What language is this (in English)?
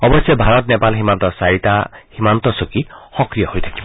Assamese